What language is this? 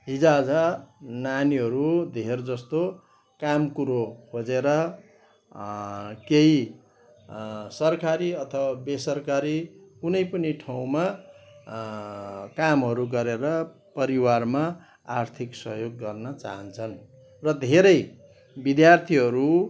Nepali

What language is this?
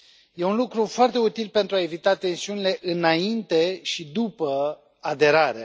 Romanian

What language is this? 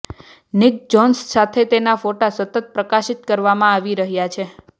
Gujarati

